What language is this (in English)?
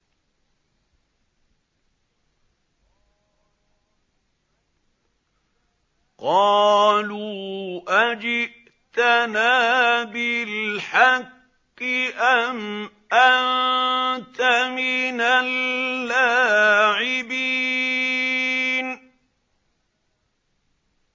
Arabic